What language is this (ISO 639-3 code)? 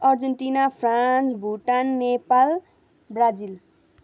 nep